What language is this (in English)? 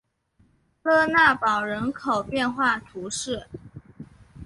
Chinese